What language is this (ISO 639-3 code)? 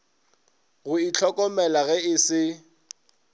nso